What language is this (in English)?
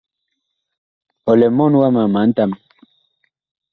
Bakoko